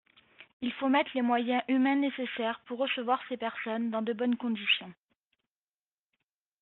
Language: French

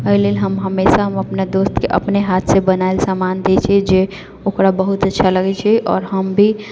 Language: Maithili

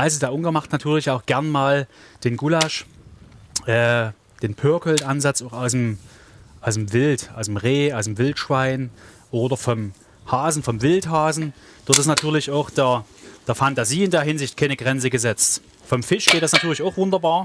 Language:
German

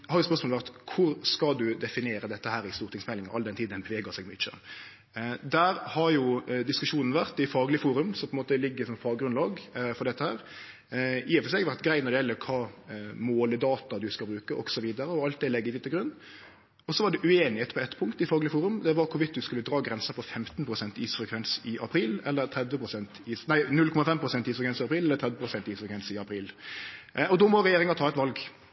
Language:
Norwegian Nynorsk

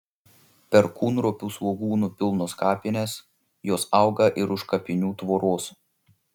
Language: Lithuanian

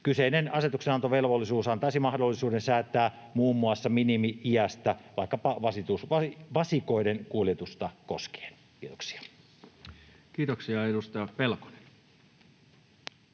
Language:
Finnish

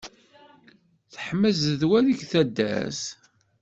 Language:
Kabyle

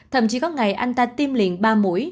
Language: Vietnamese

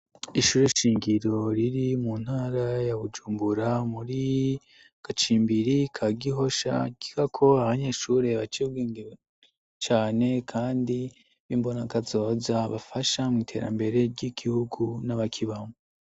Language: Rundi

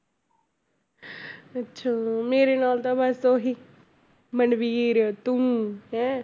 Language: Punjabi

